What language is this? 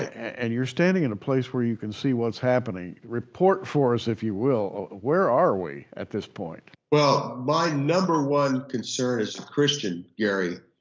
English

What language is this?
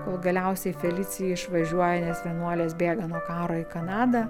Lithuanian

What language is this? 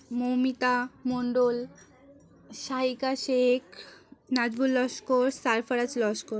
Bangla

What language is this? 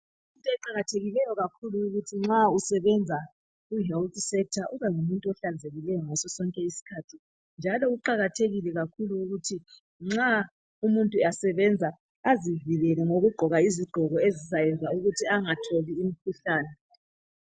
North Ndebele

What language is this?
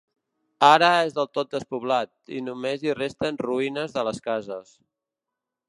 Catalan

